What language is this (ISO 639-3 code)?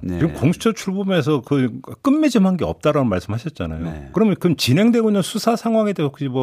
kor